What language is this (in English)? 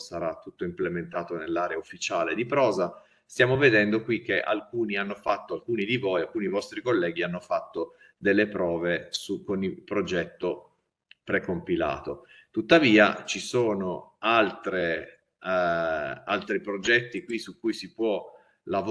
Italian